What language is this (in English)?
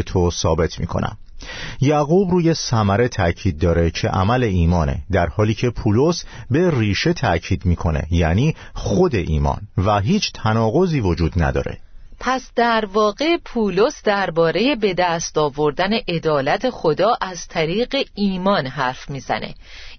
Persian